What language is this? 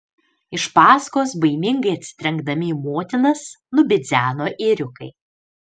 Lithuanian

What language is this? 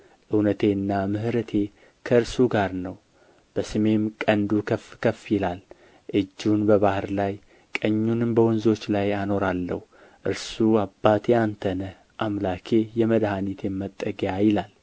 Amharic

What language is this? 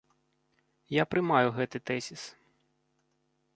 Belarusian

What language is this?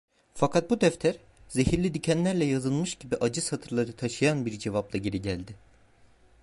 Turkish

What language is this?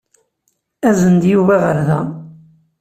Kabyle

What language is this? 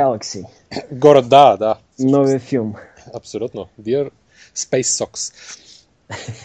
Bulgarian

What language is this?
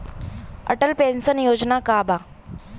Bhojpuri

